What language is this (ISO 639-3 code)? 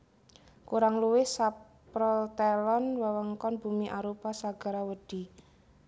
jav